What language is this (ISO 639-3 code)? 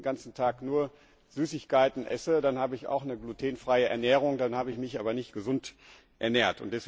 deu